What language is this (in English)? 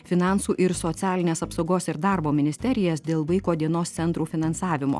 Lithuanian